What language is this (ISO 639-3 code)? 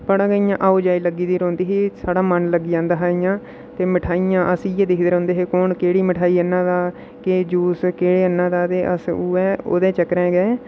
doi